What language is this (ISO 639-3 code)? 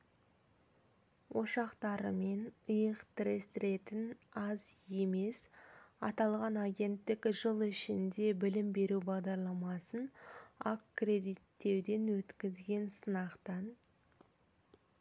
kaz